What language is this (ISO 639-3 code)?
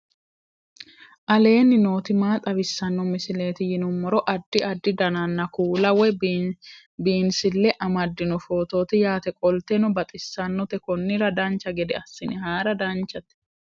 sid